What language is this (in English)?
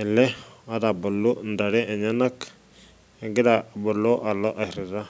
Masai